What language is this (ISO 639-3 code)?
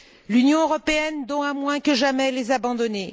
fra